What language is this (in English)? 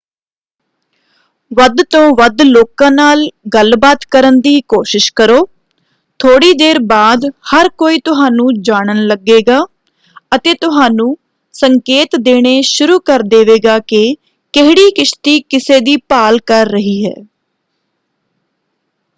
Punjabi